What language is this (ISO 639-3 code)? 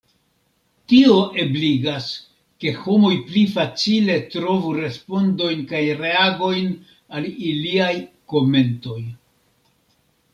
epo